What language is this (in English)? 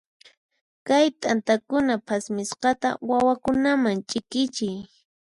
Puno Quechua